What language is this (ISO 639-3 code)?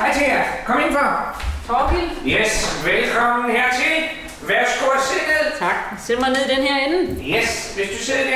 dan